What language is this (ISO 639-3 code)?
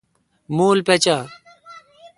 xka